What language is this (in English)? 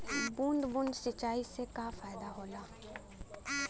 Bhojpuri